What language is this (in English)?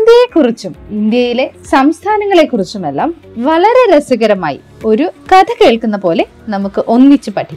Malayalam